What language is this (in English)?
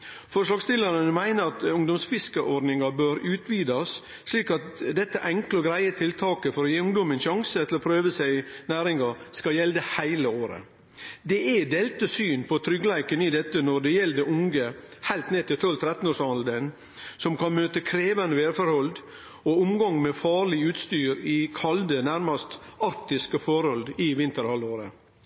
Norwegian Nynorsk